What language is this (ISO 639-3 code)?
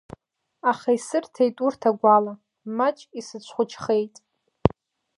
abk